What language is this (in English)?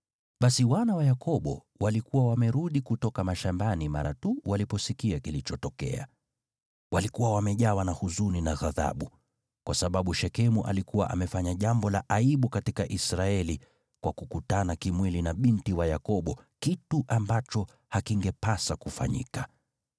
Swahili